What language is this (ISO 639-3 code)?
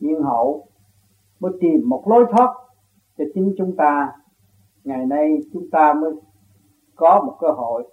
vie